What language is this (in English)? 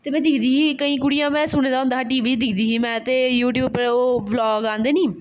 Dogri